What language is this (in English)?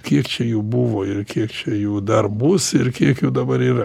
Lithuanian